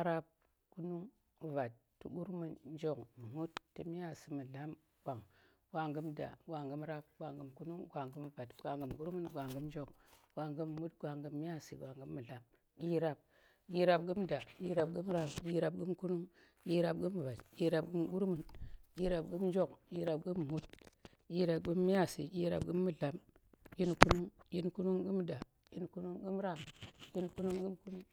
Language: Tera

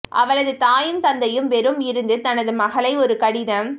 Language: Tamil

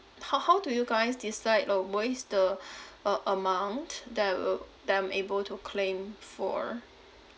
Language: English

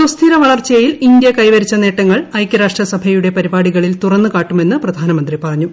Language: Malayalam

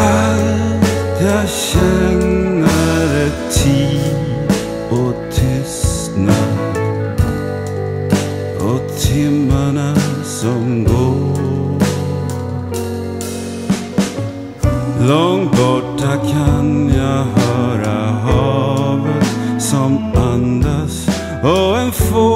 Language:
Greek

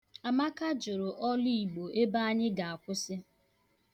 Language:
Igbo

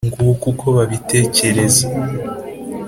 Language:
Kinyarwanda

